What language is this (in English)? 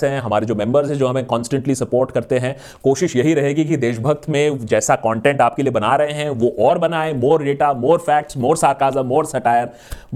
Hindi